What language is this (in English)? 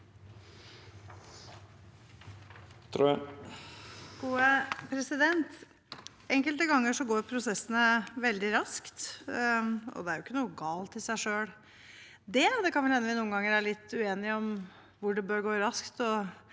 Norwegian